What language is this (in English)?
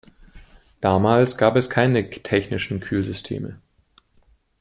German